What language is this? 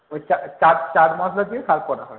Bangla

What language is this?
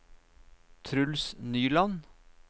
Norwegian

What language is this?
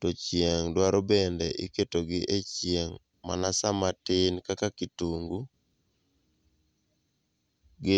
Luo (Kenya and Tanzania)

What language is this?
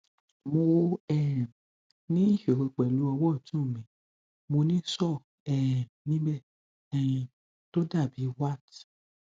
Yoruba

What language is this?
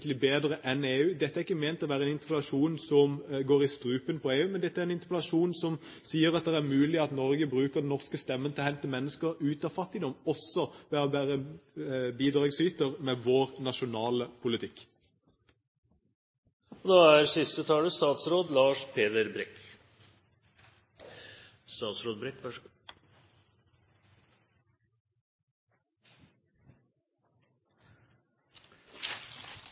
Norwegian Bokmål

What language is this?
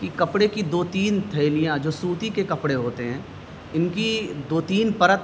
Urdu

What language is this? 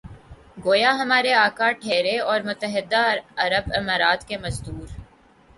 Urdu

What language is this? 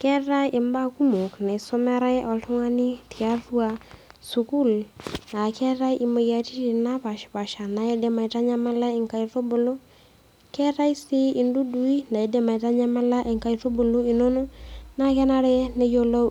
Masai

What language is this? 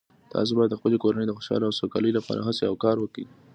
Pashto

